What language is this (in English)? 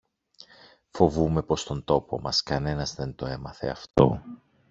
Greek